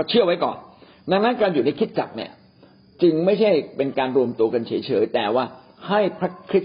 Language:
Thai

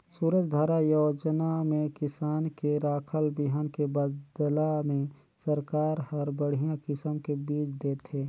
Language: Chhattisgarhi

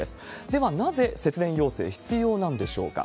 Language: Japanese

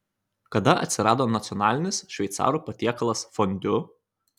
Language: Lithuanian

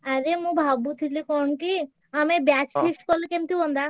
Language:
Odia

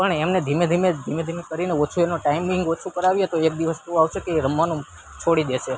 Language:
Gujarati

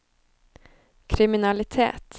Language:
Norwegian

